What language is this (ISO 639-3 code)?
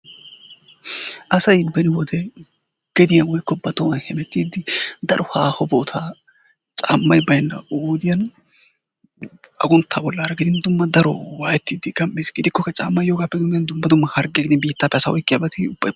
wal